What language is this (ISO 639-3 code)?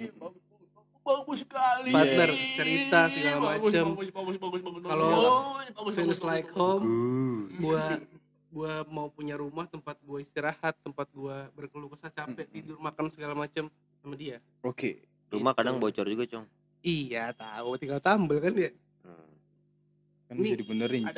ind